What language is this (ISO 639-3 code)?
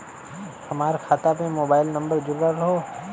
bho